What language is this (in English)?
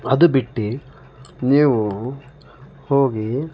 Kannada